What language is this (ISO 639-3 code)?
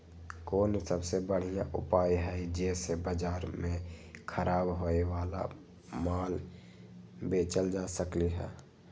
mag